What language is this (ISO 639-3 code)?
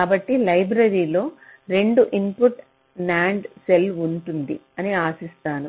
tel